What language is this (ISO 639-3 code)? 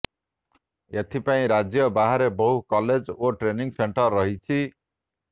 ori